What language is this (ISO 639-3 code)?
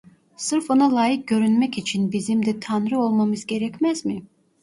tur